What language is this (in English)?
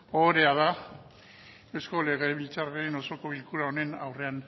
Basque